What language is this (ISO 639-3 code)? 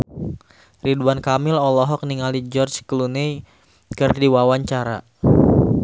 sun